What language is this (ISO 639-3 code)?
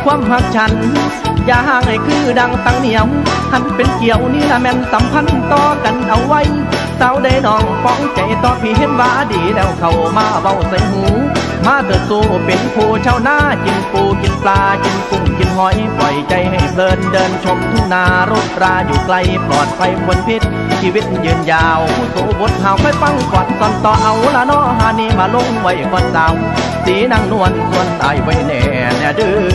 tha